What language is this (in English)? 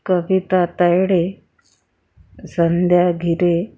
Marathi